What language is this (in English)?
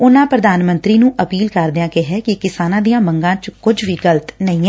Punjabi